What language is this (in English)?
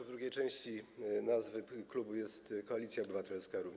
Polish